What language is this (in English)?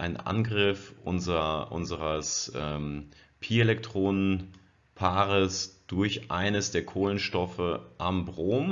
German